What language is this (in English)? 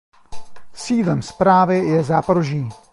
Czech